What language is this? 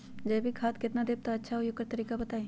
Magahi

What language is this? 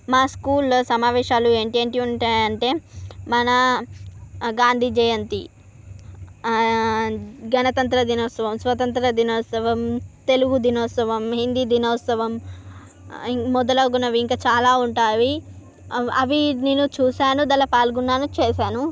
Telugu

